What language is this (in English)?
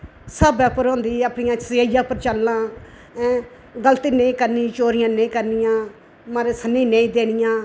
Dogri